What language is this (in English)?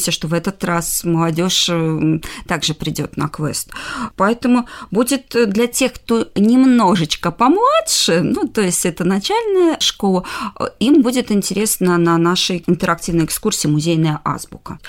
Russian